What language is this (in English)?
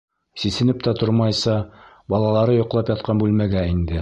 Bashkir